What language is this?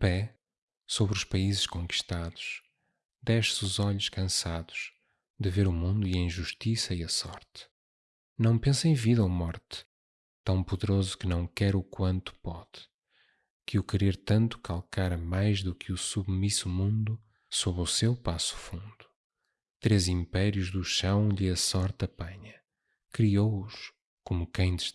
Portuguese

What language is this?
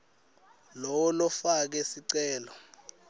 Swati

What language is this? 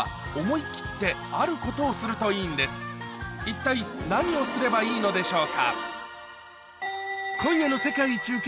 Japanese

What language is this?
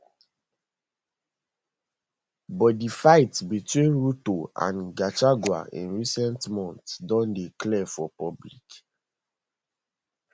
Nigerian Pidgin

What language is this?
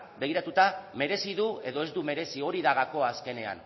Basque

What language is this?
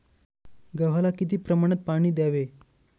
Marathi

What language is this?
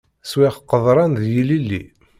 Kabyle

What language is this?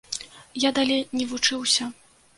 Belarusian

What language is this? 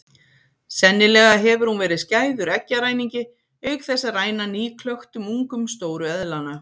Icelandic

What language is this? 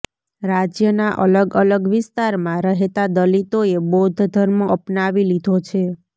Gujarati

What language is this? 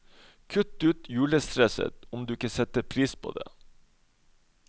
Norwegian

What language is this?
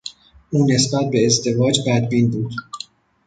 Persian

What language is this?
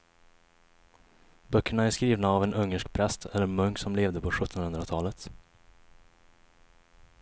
Swedish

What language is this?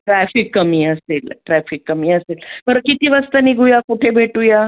Marathi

